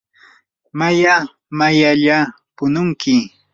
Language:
Yanahuanca Pasco Quechua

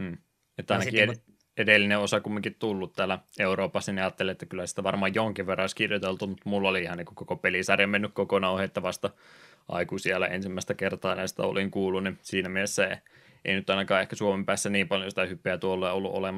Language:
Finnish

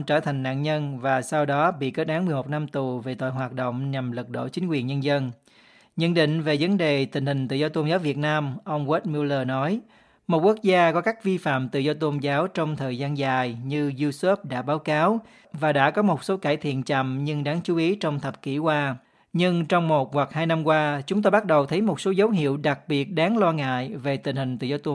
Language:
Vietnamese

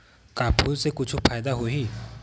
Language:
Chhattisgarhi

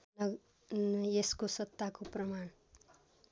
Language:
Nepali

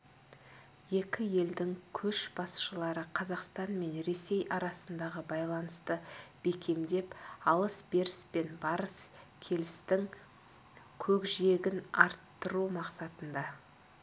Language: Kazakh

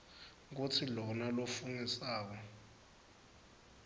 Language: Swati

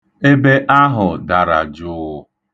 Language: Igbo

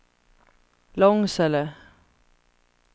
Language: Swedish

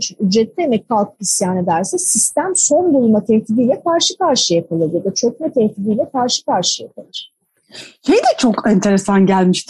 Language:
Turkish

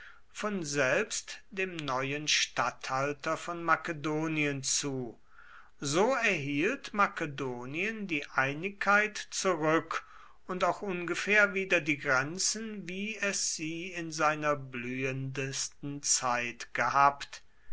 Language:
German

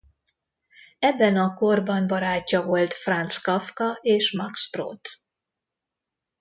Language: Hungarian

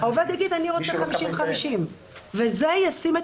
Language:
Hebrew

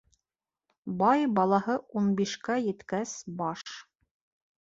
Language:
Bashkir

